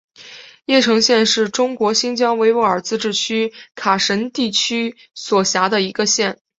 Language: Chinese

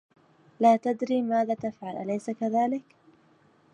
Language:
Arabic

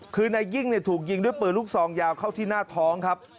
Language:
Thai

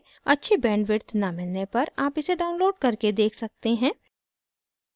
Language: Hindi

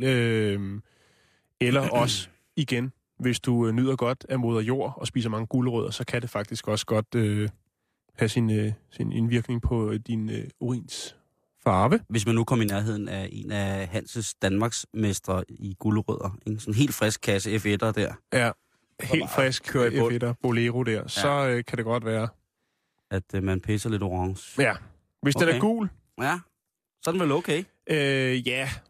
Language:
Danish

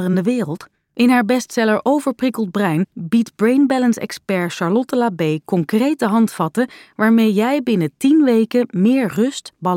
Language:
Dutch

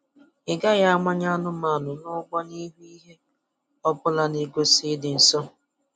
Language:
Igbo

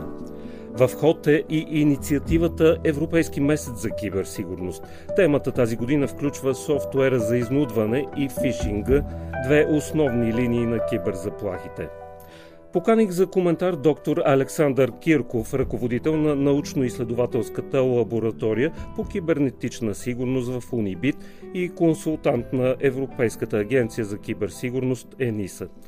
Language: Bulgarian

